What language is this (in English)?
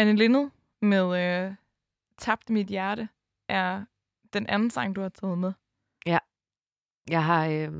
Danish